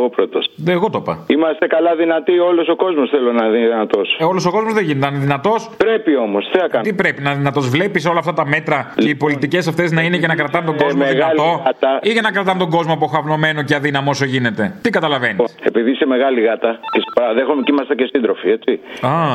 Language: Greek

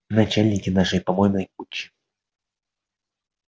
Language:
Russian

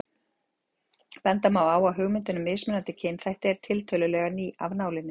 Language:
Icelandic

